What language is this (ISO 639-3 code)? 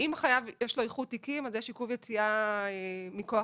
heb